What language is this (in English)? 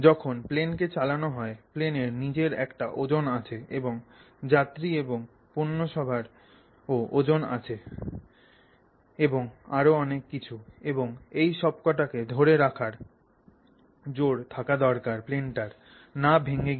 Bangla